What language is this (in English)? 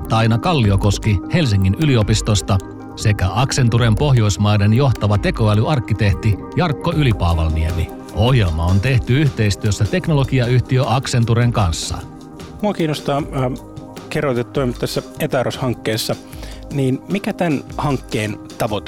Finnish